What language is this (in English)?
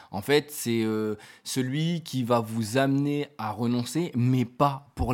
French